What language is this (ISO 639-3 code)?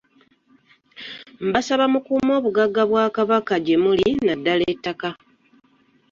lug